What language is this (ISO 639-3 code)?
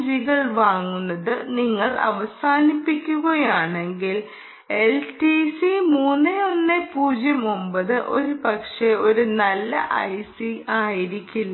mal